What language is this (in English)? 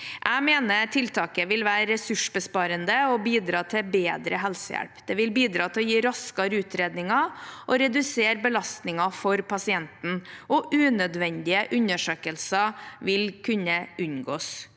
Norwegian